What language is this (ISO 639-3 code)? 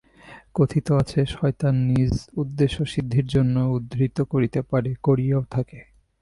ben